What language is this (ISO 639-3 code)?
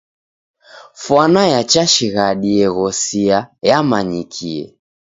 dav